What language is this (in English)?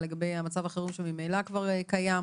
Hebrew